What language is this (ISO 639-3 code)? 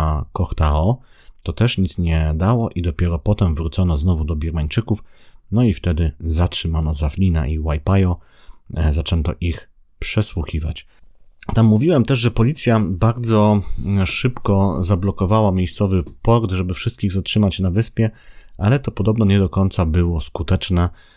pol